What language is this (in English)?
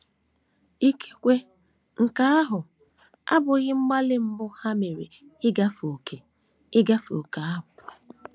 Igbo